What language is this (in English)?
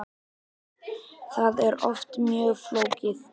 Icelandic